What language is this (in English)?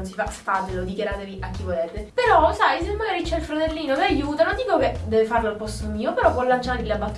Italian